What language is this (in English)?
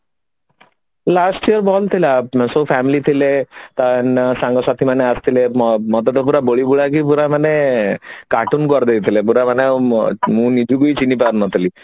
Odia